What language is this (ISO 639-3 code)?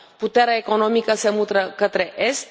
ron